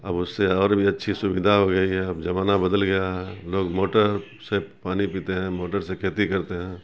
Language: Urdu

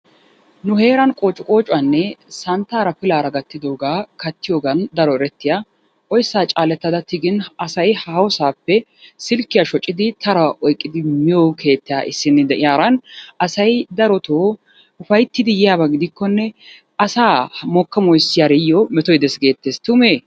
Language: Wolaytta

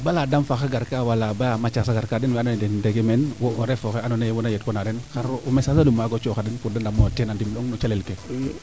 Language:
Serer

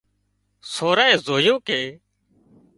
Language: Wadiyara Koli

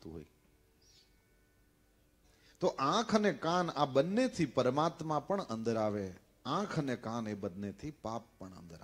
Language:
Hindi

